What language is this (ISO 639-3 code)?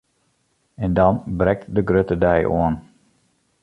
fry